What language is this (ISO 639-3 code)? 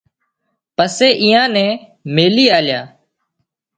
kxp